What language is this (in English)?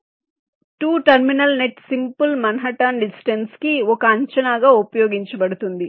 Telugu